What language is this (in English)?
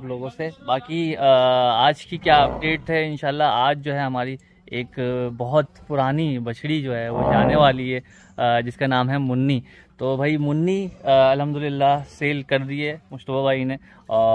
Hindi